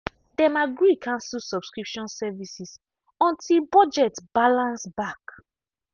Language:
Nigerian Pidgin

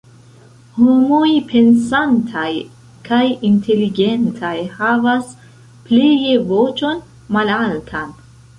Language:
Esperanto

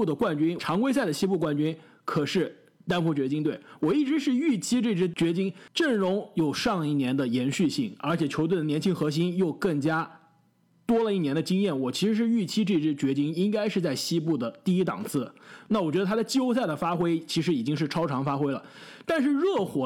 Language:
Chinese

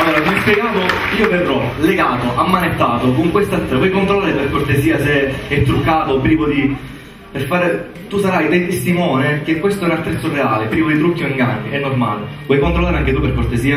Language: Italian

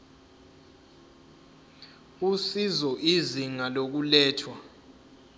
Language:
Zulu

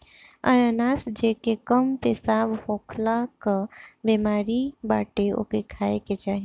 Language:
Bhojpuri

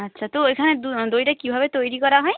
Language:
Bangla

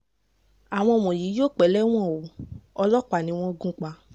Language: Yoruba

